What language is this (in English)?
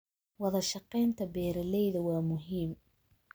Somali